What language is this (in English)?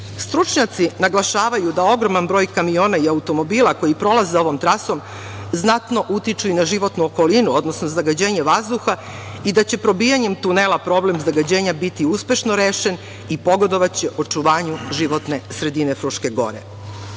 Serbian